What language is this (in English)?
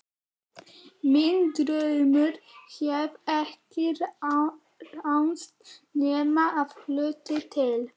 Icelandic